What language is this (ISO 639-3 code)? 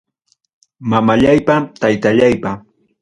quy